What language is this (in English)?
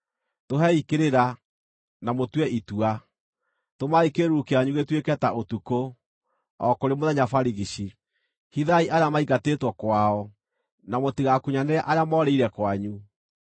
Kikuyu